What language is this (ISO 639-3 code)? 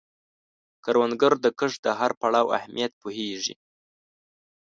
pus